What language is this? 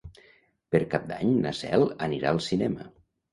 Catalan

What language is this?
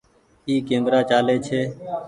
Goaria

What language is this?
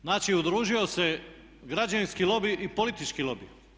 Croatian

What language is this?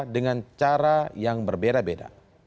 Indonesian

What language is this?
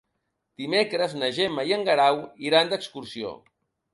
Catalan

